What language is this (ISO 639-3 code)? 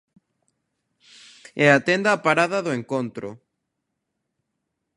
glg